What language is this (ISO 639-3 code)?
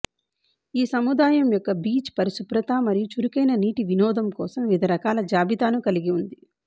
tel